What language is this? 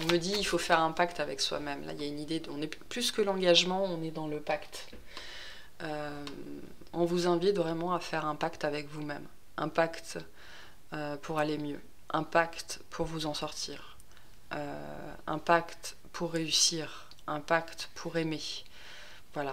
French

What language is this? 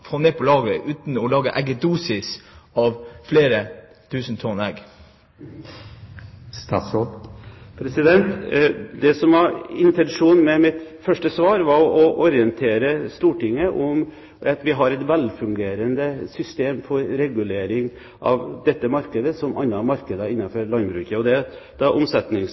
Norwegian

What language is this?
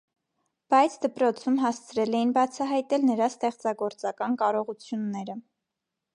Armenian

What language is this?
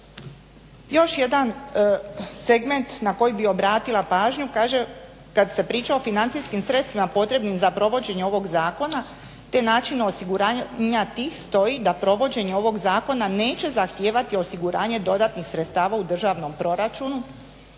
Croatian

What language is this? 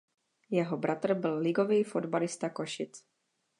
Czech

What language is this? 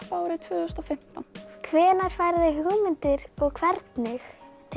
Icelandic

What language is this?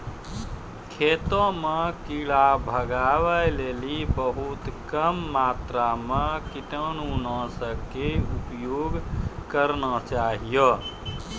Maithili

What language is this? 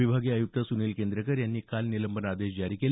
Marathi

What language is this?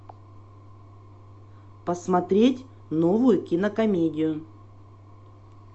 Russian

